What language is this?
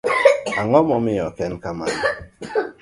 Luo (Kenya and Tanzania)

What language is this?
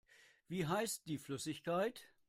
German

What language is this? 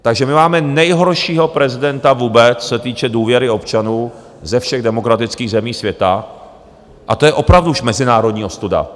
Czech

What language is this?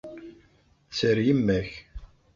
Kabyle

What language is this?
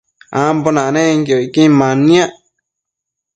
Matsés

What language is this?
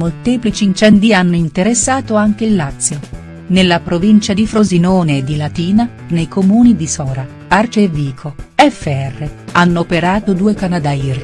Italian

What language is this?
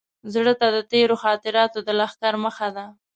Pashto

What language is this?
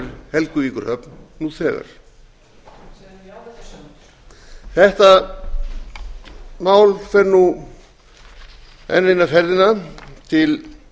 Icelandic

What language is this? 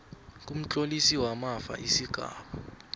South Ndebele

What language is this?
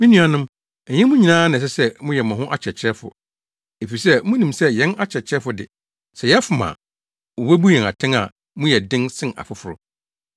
Akan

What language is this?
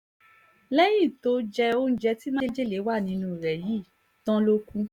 Yoruba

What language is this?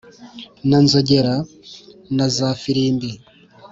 Kinyarwanda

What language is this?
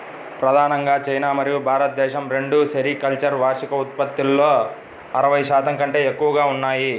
Telugu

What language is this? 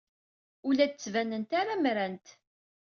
Kabyle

